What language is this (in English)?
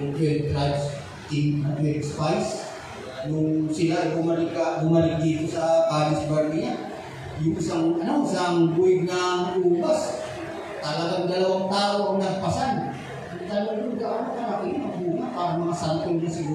Filipino